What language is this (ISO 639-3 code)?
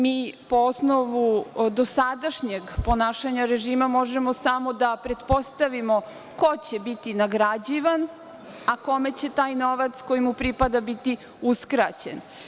srp